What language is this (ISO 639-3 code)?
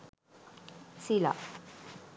sin